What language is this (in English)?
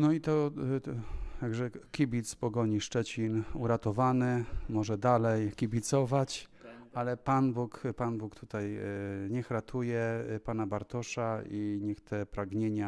Polish